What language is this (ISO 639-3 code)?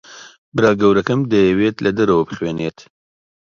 ckb